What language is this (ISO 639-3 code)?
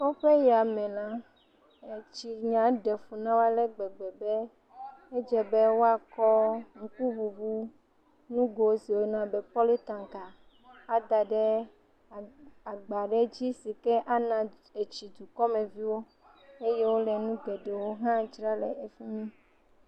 ewe